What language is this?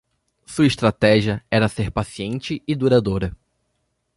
Portuguese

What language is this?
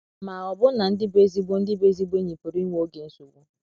Igbo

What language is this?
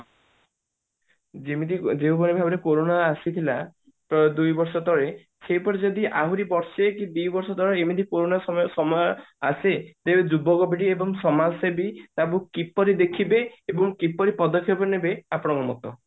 Odia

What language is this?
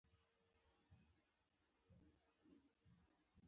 Pashto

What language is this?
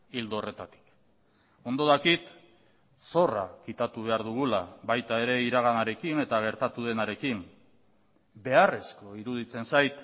Basque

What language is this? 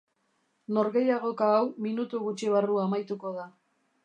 Basque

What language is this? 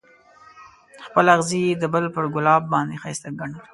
Pashto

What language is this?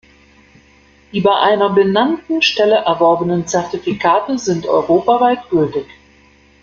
German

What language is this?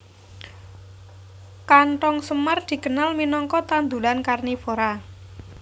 Javanese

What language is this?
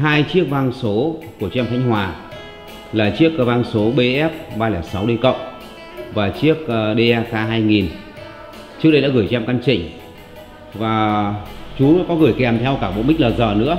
Vietnamese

